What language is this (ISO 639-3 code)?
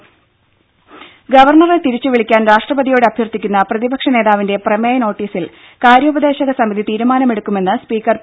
mal